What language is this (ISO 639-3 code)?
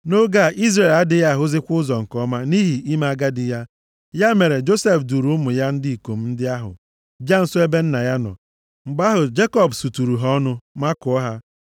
ibo